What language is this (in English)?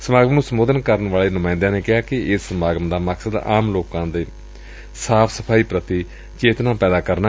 Punjabi